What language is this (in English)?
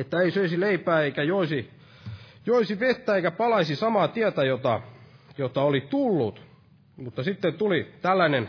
Finnish